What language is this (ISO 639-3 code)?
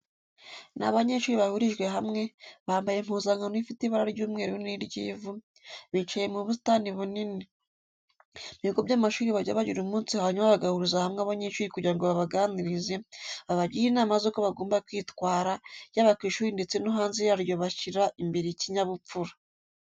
kin